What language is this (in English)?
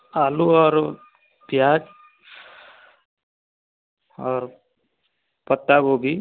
Hindi